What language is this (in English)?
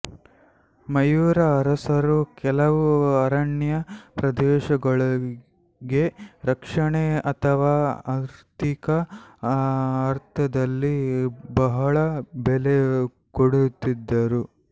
Kannada